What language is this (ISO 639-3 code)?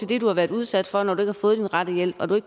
dan